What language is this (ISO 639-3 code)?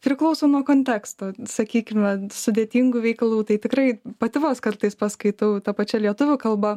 lit